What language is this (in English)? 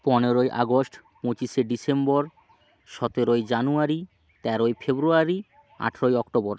Bangla